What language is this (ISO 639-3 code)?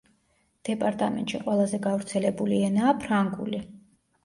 kat